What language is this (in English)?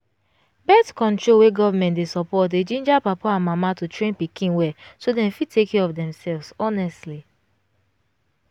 Nigerian Pidgin